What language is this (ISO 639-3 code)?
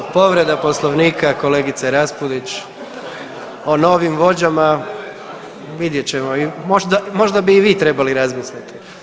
hrv